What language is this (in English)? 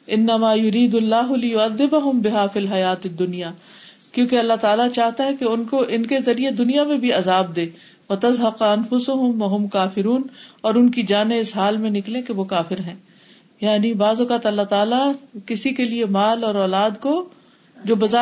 Urdu